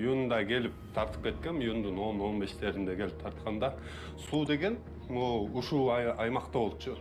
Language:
Turkish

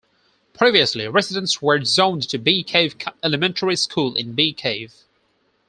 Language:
English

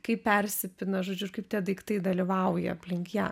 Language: Lithuanian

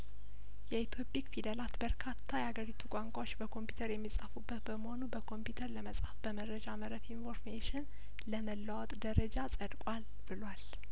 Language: Amharic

